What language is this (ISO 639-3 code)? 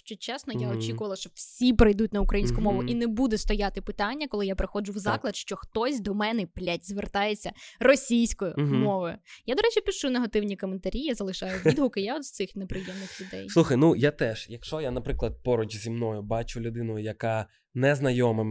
ukr